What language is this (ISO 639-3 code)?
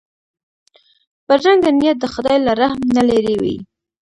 pus